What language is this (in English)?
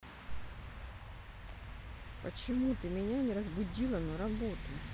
Russian